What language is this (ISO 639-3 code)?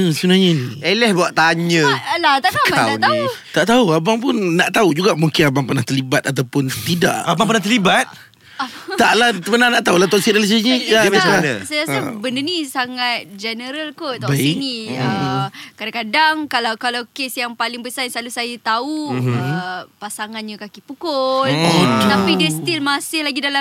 msa